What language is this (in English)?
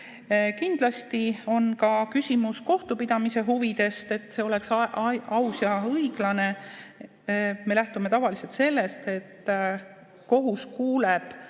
Estonian